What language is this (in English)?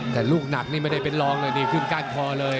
Thai